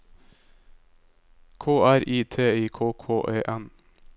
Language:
Norwegian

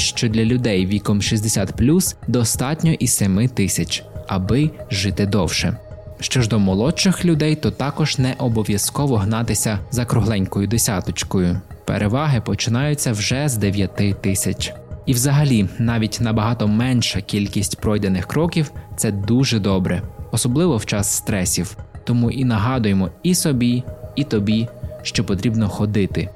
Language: Ukrainian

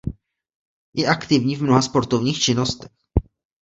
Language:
Czech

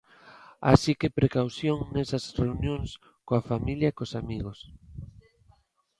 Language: Galician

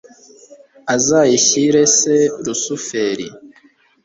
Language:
Kinyarwanda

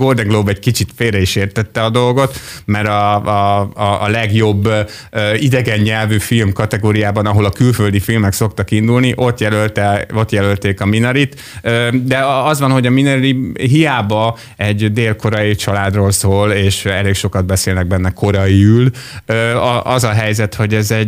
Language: Hungarian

